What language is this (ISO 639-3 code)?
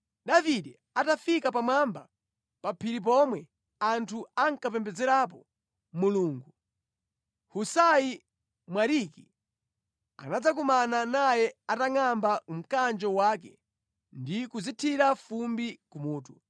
nya